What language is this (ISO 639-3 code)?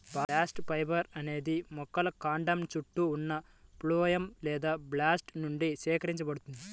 tel